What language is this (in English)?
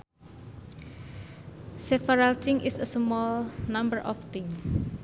Sundanese